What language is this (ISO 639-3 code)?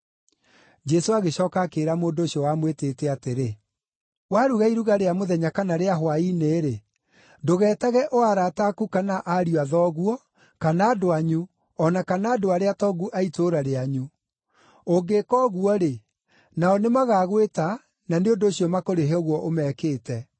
kik